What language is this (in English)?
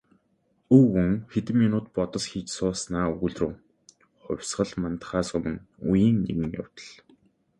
Mongolian